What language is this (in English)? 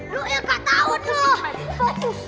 Indonesian